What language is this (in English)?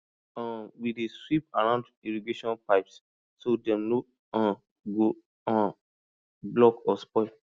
Nigerian Pidgin